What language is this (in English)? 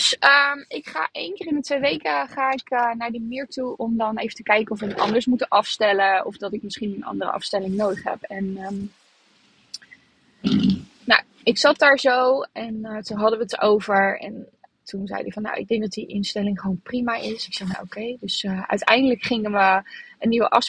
Dutch